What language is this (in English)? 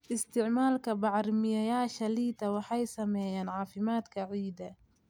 Somali